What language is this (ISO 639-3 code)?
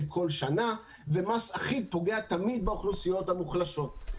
heb